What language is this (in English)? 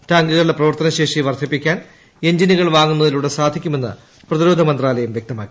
Malayalam